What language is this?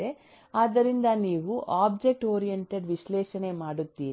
Kannada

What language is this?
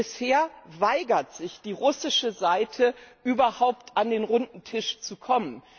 German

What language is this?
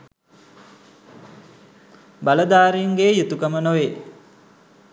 Sinhala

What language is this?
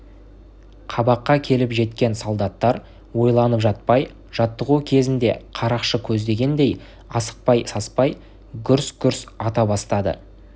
Kazakh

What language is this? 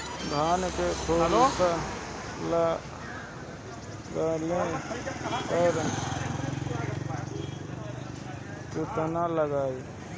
Bhojpuri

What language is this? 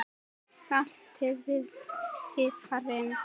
Icelandic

